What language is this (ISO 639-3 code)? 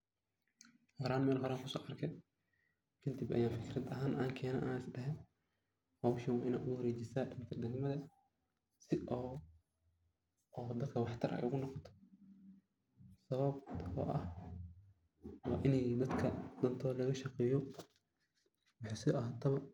som